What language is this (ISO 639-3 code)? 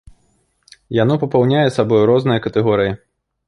bel